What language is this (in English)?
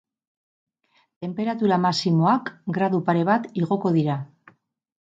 Basque